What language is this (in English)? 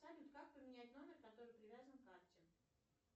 Russian